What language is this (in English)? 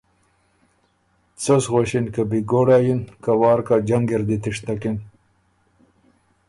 Ormuri